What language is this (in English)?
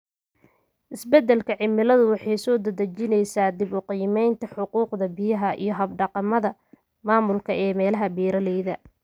Somali